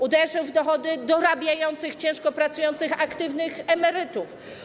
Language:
Polish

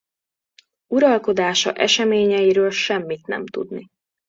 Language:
Hungarian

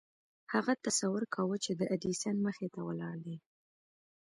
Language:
Pashto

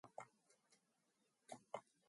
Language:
Mongolian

